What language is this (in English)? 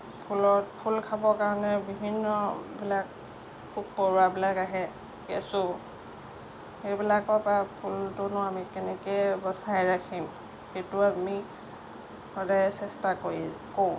Assamese